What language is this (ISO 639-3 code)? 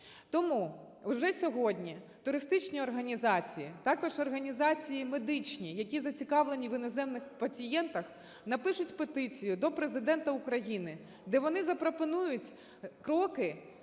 ukr